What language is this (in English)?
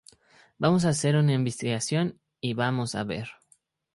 Spanish